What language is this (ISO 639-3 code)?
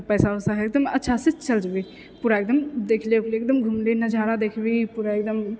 mai